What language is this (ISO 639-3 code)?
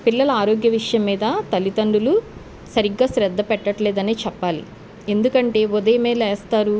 tel